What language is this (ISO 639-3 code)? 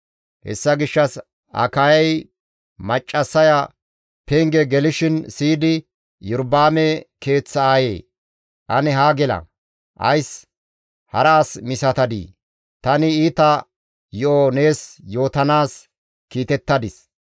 gmv